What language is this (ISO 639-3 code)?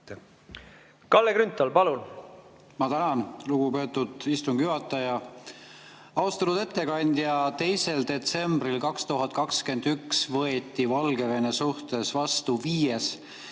est